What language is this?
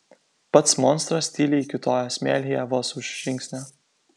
Lithuanian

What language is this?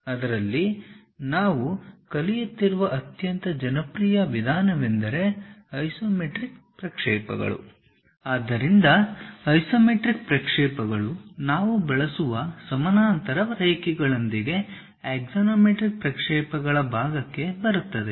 Kannada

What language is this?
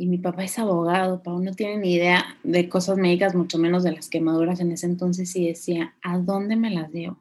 Spanish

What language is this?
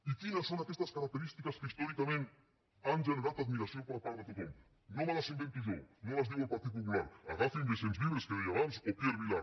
Catalan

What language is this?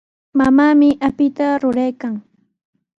Sihuas Ancash Quechua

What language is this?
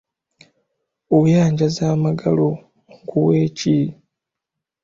Ganda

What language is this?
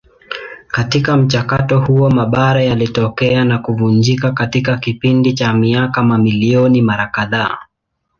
Swahili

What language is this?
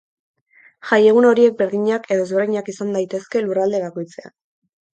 Basque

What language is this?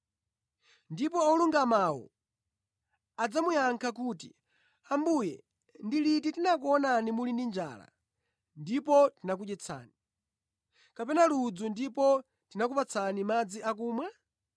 Nyanja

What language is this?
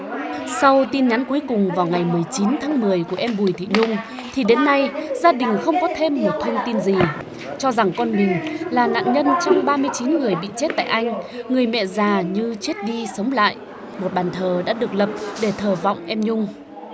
Vietnamese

